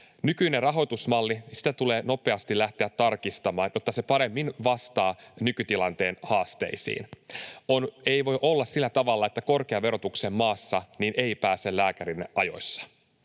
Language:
Finnish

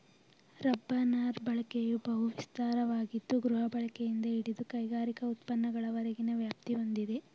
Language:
Kannada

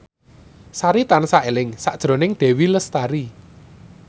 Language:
Javanese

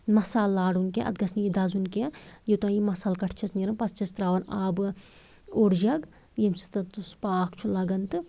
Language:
Kashmiri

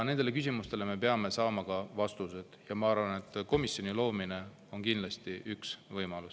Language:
Estonian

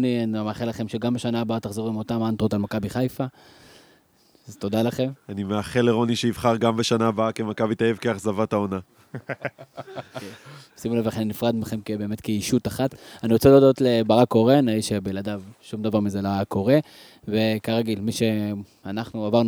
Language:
Hebrew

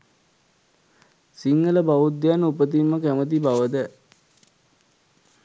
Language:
Sinhala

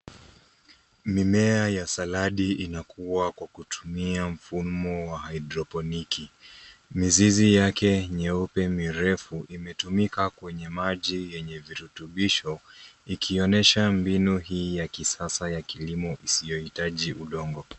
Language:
Swahili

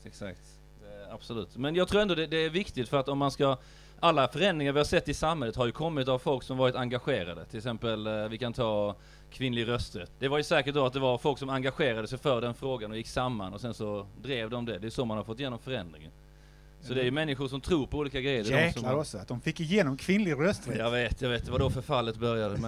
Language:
Swedish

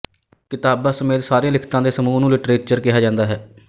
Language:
Punjabi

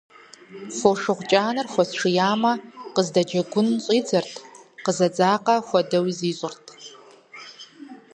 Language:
Kabardian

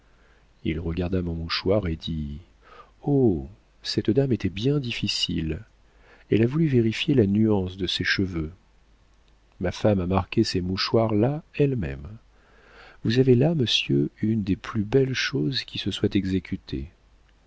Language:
French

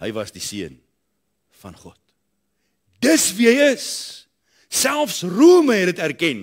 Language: Dutch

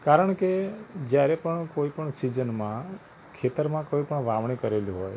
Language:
Gujarati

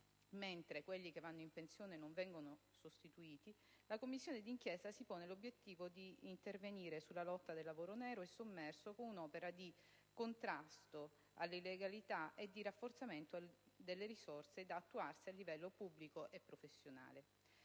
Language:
Italian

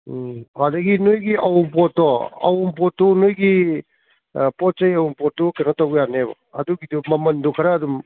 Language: Manipuri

